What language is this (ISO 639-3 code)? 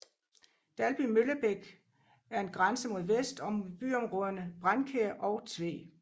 dan